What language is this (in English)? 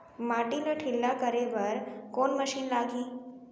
Chhattisgarhi